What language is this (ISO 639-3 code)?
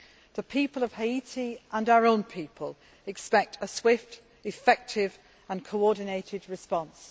eng